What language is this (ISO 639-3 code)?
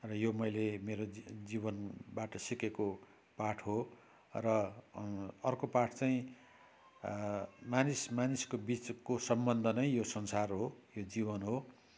nep